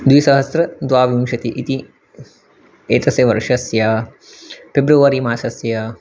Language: Sanskrit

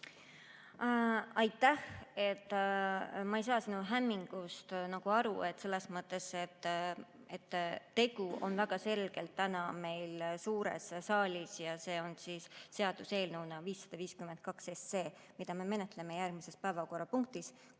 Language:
Estonian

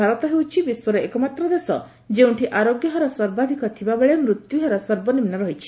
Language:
Odia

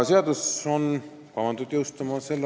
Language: Estonian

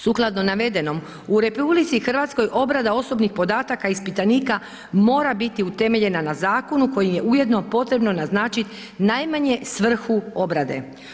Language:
Croatian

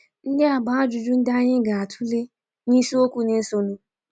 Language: Igbo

